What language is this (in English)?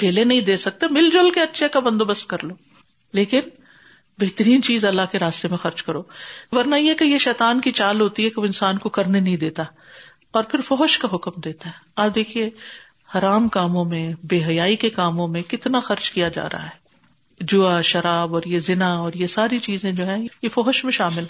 Urdu